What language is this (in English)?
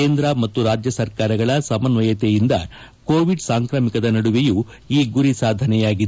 Kannada